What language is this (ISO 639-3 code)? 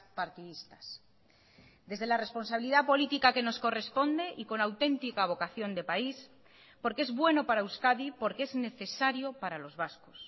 spa